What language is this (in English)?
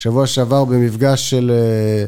Hebrew